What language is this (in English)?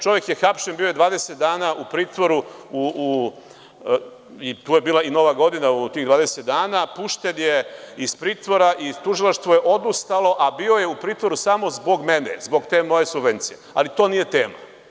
Serbian